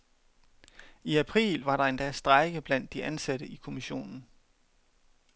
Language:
Danish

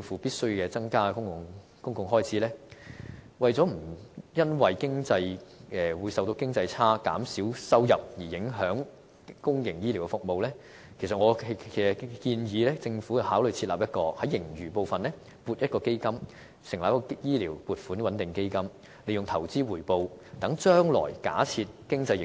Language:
Cantonese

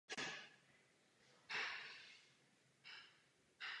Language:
Czech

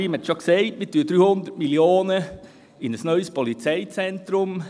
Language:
Swiss German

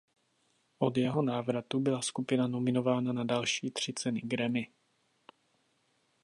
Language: Czech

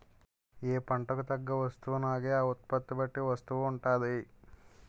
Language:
Telugu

